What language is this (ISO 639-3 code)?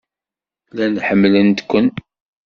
kab